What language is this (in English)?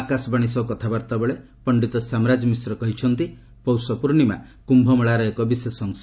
Odia